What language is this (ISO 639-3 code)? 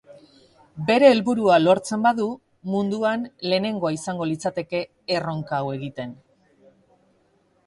eus